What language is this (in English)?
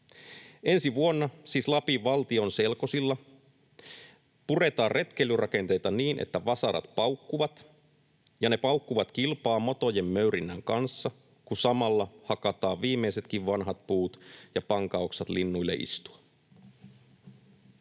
Finnish